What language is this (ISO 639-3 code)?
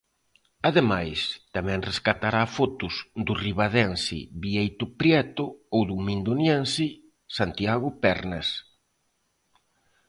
glg